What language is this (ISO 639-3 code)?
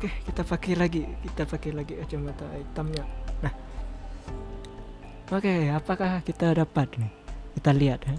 ind